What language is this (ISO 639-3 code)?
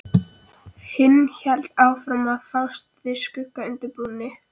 isl